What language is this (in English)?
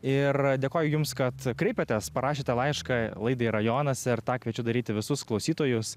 Lithuanian